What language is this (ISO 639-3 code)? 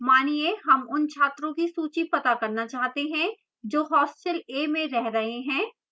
hin